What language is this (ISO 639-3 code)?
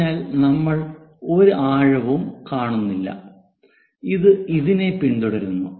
mal